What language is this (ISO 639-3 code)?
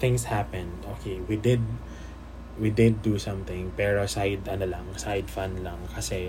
fil